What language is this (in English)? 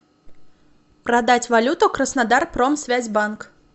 Russian